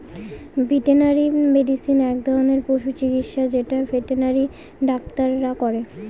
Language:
Bangla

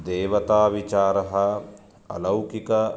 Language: Sanskrit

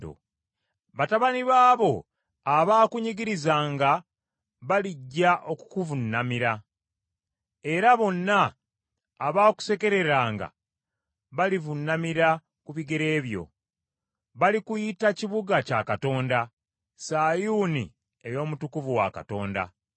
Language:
Ganda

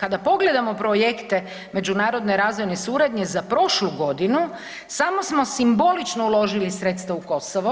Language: Croatian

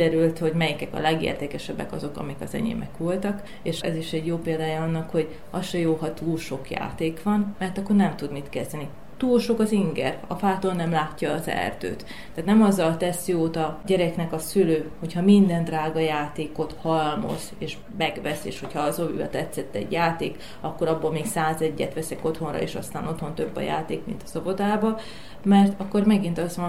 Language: Hungarian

